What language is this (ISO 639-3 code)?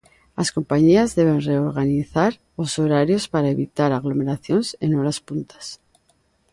glg